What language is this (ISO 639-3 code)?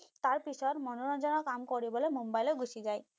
asm